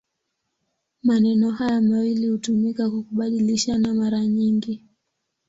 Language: Swahili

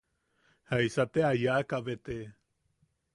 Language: Yaqui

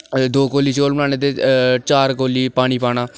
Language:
Dogri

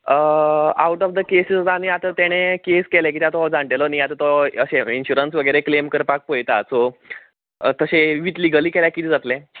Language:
Konkani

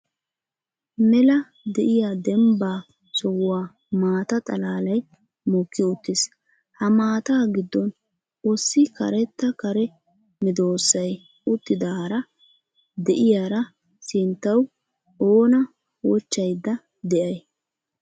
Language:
Wolaytta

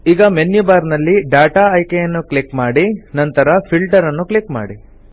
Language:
Kannada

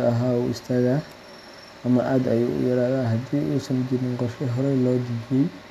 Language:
Somali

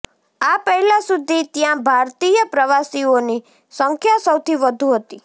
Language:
Gujarati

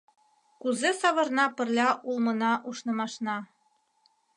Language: Mari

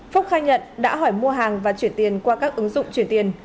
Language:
Vietnamese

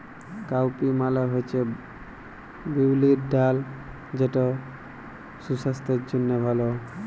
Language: Bangla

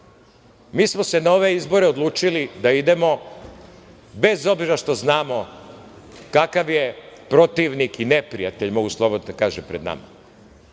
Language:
Serbian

